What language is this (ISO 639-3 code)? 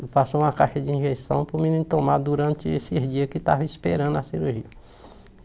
por